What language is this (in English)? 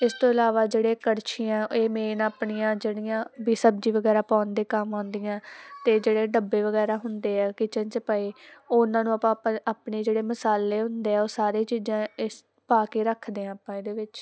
Punjabi